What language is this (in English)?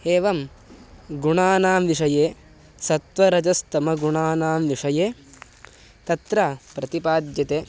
Sanskrit